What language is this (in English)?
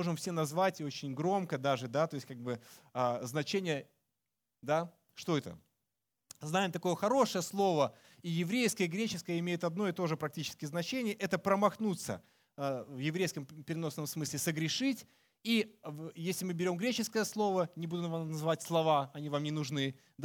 Russian